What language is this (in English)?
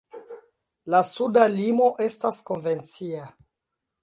Esperanto